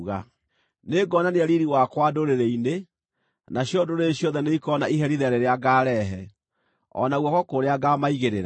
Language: Kikuyu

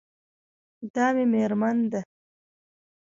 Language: Pashto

